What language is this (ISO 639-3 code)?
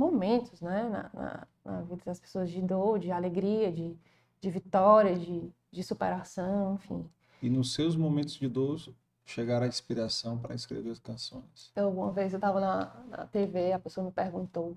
por